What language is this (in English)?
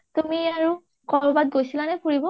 Assamese